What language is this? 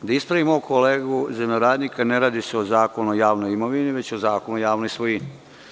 Serbian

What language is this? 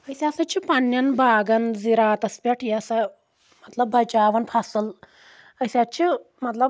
Kashmiri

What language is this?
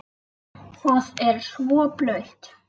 Icelandic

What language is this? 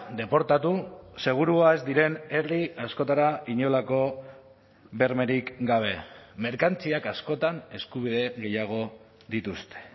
Basque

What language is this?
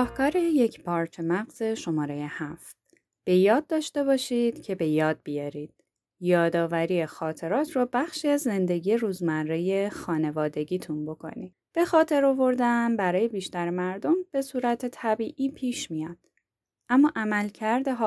Persian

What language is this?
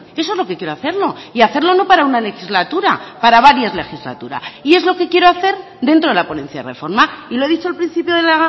Spanish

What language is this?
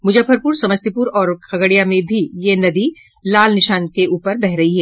Hindi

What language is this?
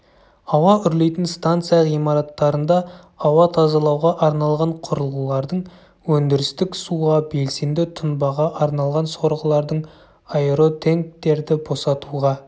Kazakh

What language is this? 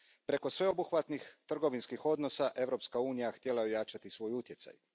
Croatian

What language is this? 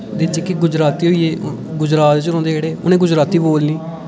Dogri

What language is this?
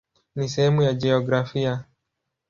Swahili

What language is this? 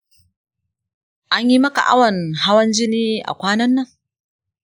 Hausa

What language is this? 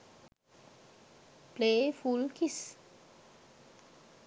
Sinhala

